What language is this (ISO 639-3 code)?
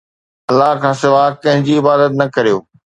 snd